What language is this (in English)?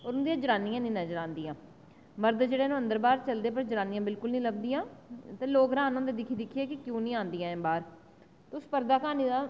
Dogri